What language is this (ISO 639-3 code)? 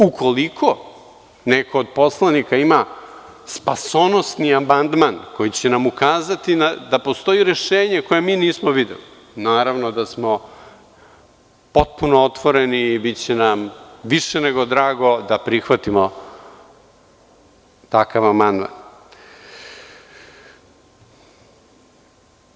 srp